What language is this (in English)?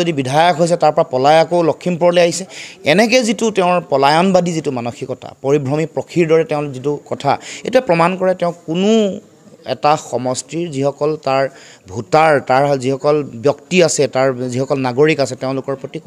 Bangla